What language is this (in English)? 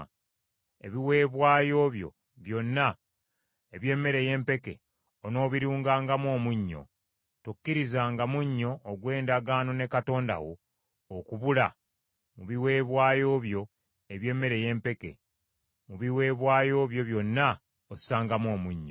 Ganda